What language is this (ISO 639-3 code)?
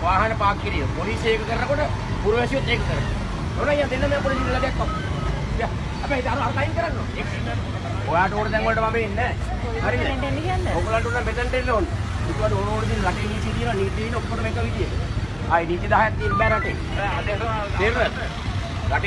eng